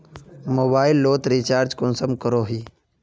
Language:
Magahi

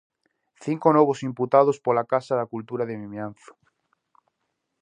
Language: Galician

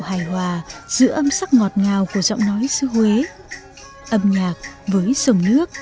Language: Vietnamese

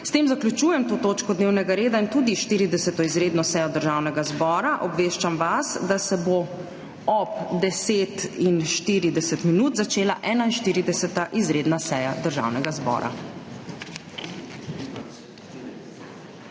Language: Slovenian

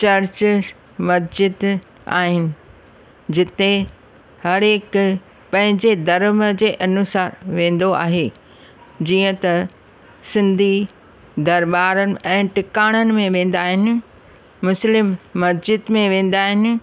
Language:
Sindhi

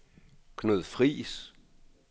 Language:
Danish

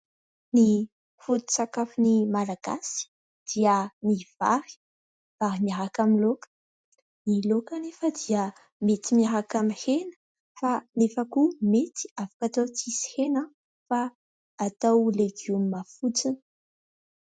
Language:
Malagasy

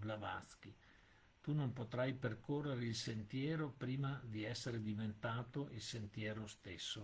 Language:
Italian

